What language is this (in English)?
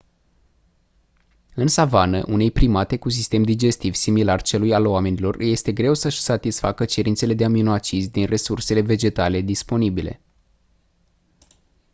Romanian